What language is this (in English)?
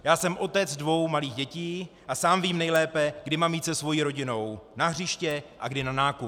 Czech